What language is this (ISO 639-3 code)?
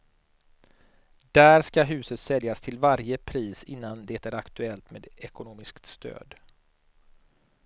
swe